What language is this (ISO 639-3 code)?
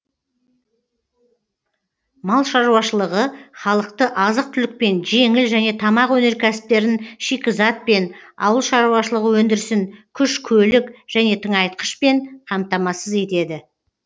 kaz